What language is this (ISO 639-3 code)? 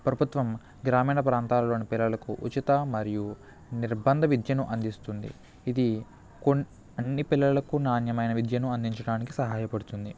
tel